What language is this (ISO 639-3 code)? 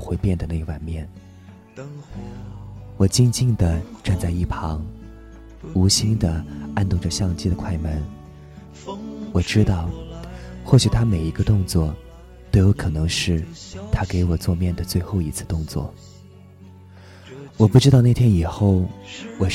zho